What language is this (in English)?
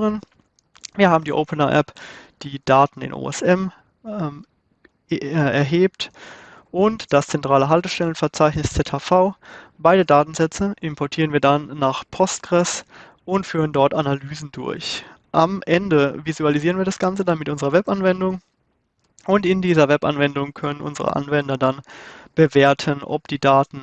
German